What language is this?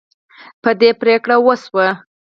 Pashto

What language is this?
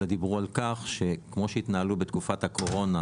Hebrew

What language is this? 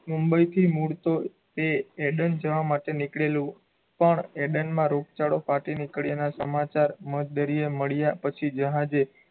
Gujarati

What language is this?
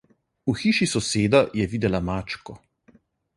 Slovenian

